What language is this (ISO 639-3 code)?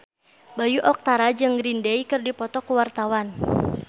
sun